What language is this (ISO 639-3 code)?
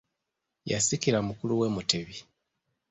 lug